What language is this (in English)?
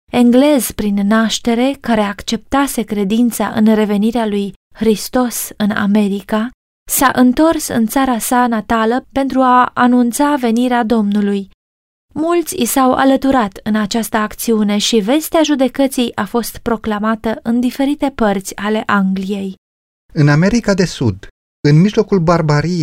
Romanian